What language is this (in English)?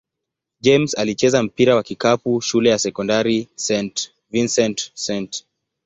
Swahili